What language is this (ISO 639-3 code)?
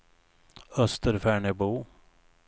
swe